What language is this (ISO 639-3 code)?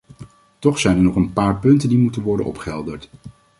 nld